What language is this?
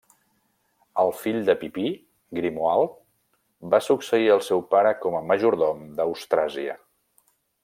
Catalan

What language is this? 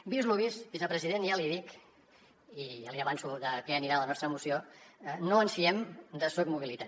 Catalan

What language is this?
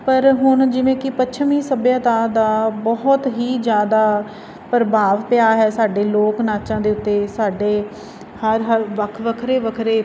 Punjabi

